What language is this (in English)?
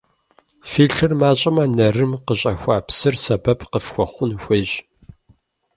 Kabardian